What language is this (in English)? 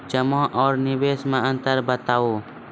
Maithili